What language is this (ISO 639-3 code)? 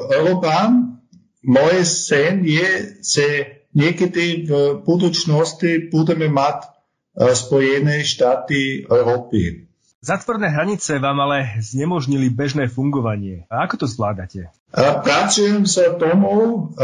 slk